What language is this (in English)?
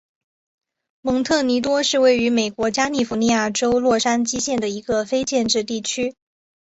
Chinese